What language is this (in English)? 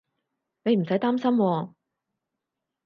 Cantonese